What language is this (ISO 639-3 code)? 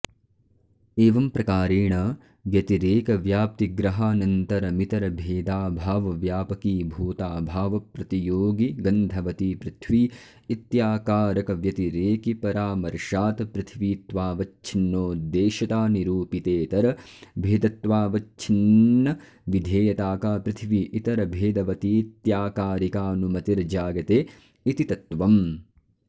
san